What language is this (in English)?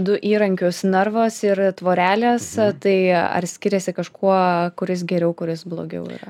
Lithuanian